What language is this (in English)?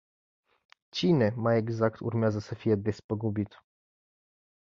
Romanian